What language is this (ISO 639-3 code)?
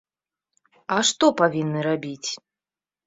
bel